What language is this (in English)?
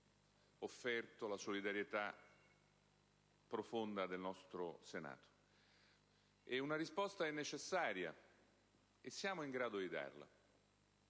Italian